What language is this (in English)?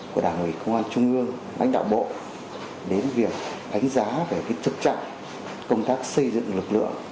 Vietnamese